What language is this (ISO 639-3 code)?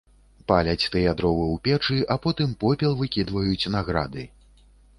bel